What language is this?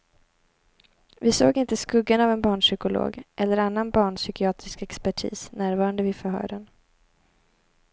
Swedish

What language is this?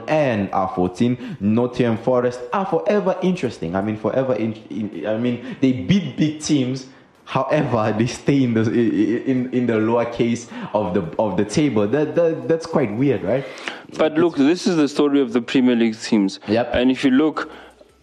English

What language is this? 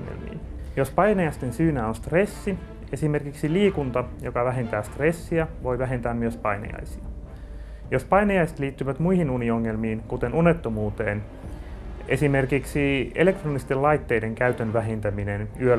Finnish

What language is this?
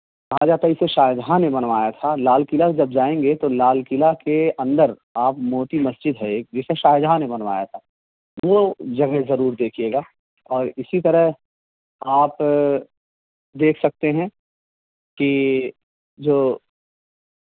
Urdu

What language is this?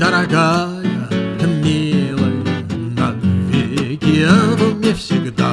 Russian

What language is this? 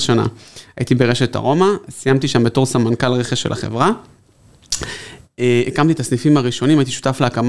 Hebrew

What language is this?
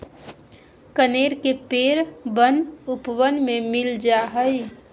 Magahi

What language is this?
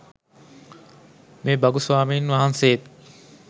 Sinhala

